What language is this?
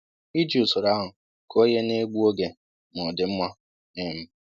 Igbo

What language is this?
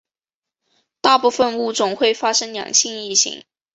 Chinese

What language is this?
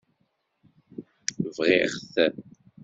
Kabyle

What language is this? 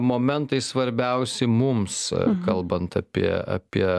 Lithuanian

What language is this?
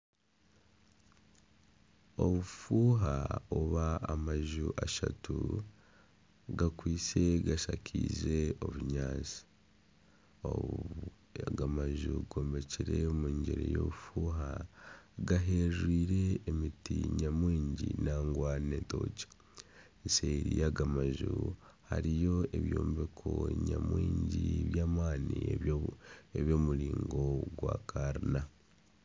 Nyankole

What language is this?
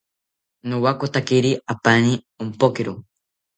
South Ucayali Ashéninka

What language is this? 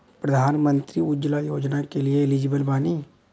Bhojpuri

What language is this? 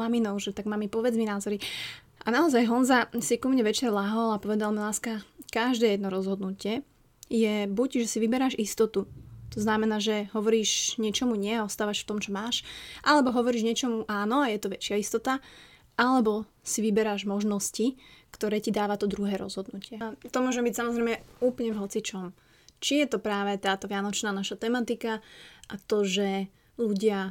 Slovak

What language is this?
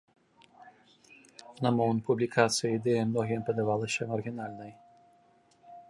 Belarusian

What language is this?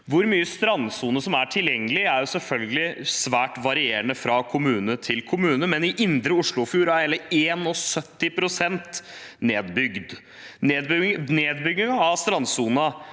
Norwegian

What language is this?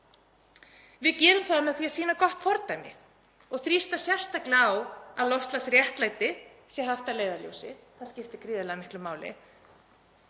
Icelandic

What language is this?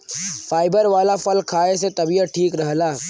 Bhojpuri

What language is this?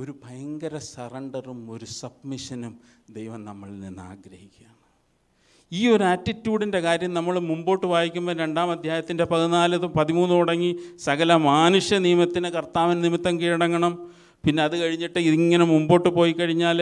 Malayalam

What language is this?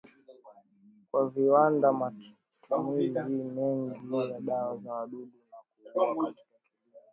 Swahili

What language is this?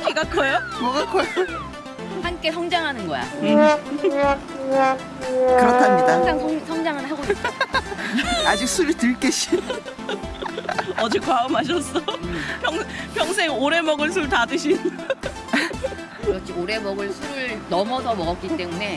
Korean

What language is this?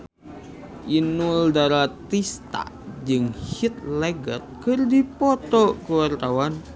Sundanese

